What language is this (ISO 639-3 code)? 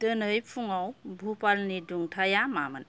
brx